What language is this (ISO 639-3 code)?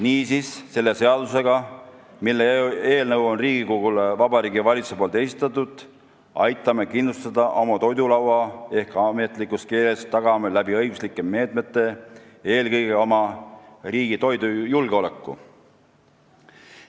est